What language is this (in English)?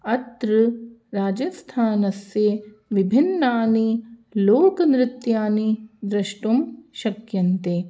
Sanskrit